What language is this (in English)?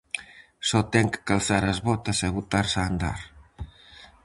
Galician